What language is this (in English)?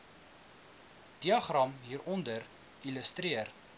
Afrikaans